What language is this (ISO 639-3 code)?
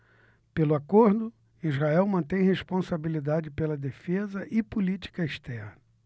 por